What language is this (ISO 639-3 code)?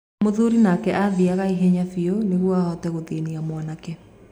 kik